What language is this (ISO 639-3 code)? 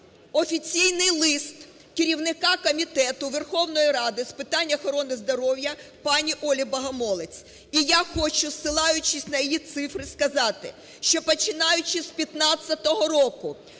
ukr